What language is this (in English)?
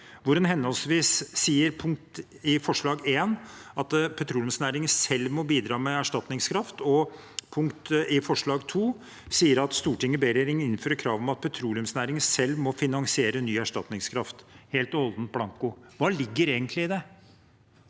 Norwegian